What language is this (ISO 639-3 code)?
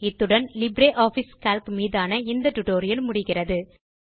tam